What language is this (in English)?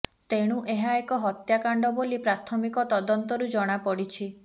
Odia